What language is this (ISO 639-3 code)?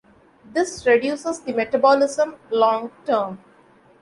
eng